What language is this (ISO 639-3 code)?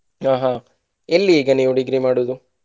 kan